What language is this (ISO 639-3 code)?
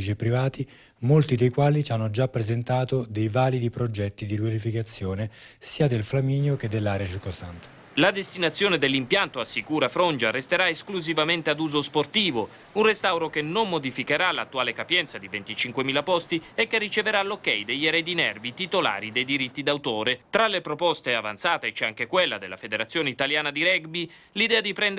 ita